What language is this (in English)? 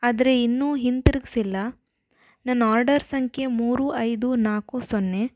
Kannada